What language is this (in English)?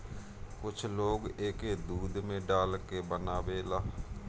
Bhojpuri